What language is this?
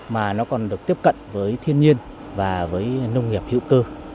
Vietnamese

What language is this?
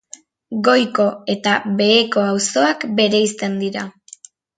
Basque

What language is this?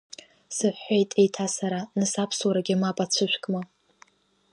Abkhazian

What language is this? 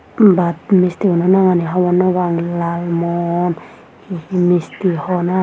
Chakma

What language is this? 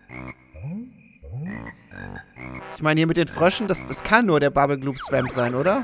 German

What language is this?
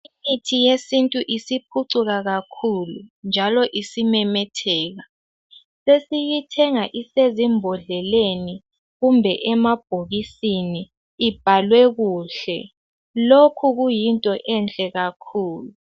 North Ndebele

